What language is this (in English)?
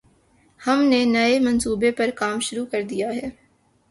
Urdu